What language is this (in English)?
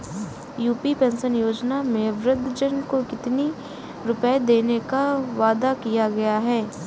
Hindi